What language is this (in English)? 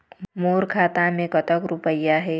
Chhattisgarhi